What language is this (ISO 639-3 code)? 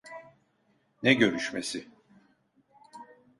tur